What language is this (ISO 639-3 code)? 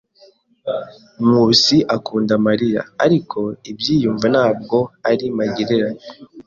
kin